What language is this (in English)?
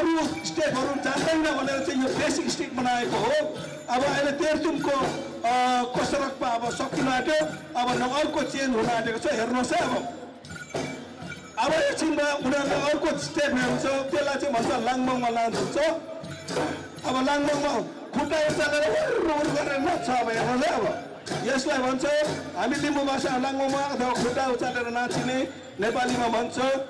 Arabic